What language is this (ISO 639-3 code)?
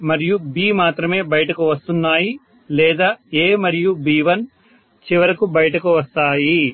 tel